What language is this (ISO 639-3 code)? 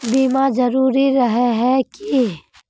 mag